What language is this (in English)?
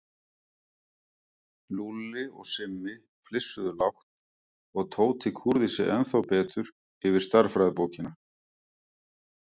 Icelandic